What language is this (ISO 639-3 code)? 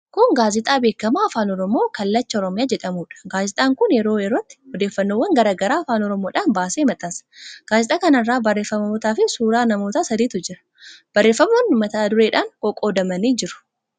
orm